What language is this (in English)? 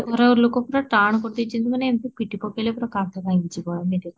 Odia